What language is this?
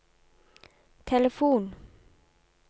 Norwegian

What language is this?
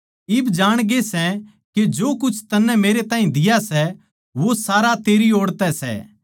Haryanvi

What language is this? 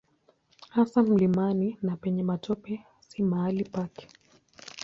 Swahili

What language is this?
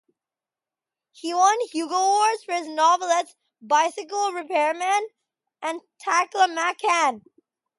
English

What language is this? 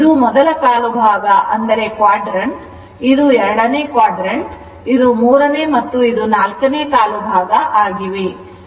Kannada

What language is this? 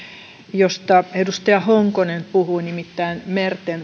Finnish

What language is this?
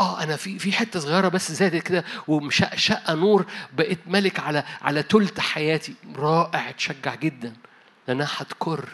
Arabic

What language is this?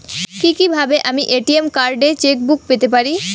Bangla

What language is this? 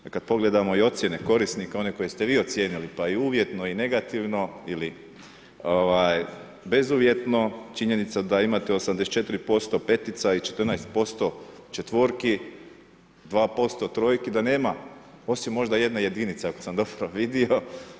Croatian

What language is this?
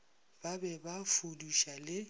Northern Sotho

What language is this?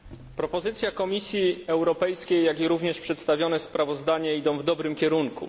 Polish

